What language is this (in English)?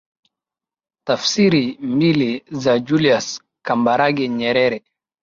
Swahili